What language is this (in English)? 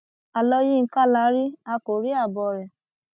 Yoruba